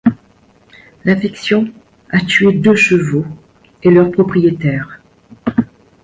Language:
French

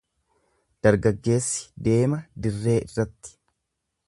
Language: Oromo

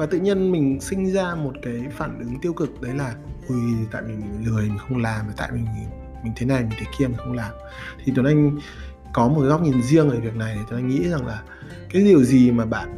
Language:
Vietnamese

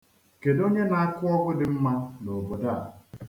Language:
Igbo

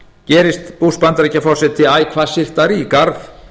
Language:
Icelandic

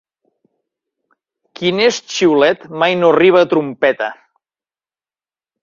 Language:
Catalan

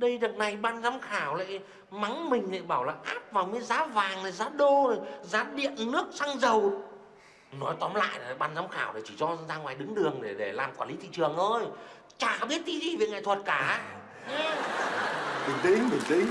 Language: Vietnamese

